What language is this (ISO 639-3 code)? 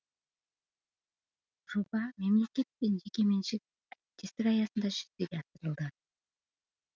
kaz